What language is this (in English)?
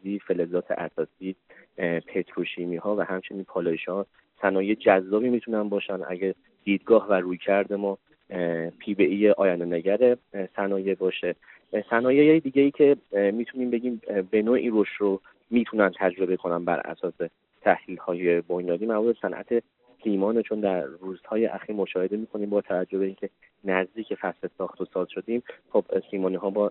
Persian